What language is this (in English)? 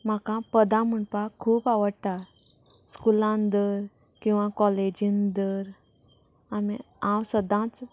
Konkani